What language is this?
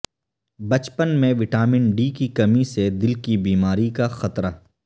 Urdu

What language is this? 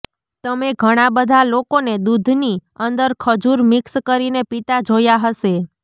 Gujarati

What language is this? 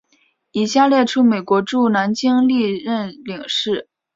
Chinese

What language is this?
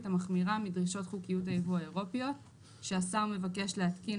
Hebrew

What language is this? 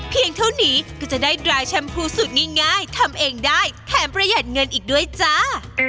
Thai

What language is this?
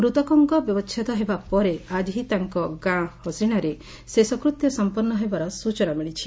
Odia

